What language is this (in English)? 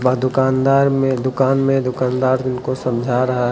Hindi